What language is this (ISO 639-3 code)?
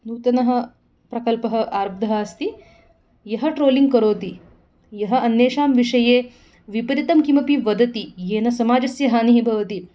san